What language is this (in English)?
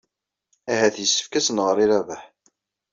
Kabyle